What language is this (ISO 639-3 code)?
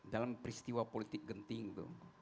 ind